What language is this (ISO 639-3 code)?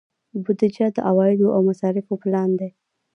pus